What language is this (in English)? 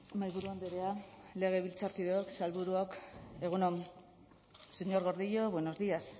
Basque